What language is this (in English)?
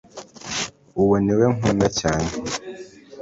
Kinyarwanda